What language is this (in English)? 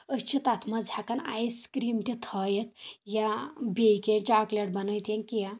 Kashmiri